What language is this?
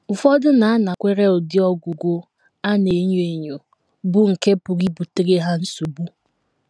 Igbo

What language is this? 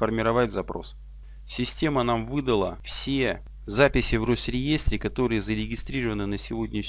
Russian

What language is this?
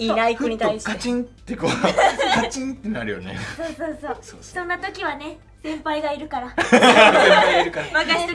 Japanese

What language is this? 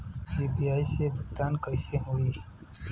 Bhojpuri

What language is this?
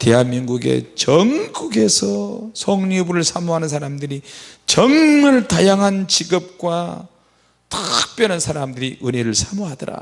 Korean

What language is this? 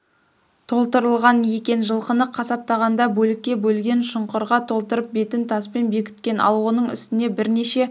Kazakh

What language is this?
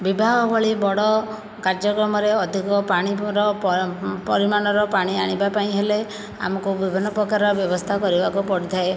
Odia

